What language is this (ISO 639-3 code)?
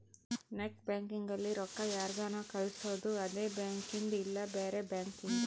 kan